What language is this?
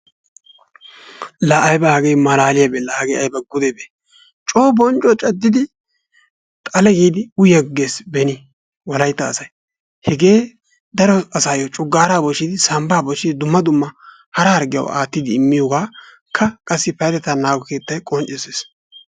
Wolaytta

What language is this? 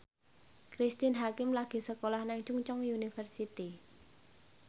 Javanese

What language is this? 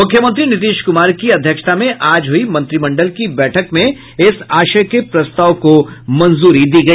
Hindi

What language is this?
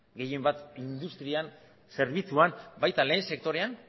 Basque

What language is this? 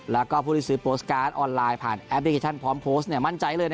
Thai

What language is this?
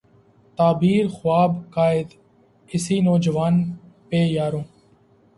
Urdu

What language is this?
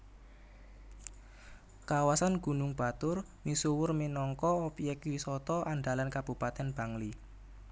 Javanese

